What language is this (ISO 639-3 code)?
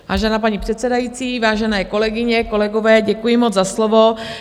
ces